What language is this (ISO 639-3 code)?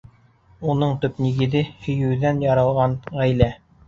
bak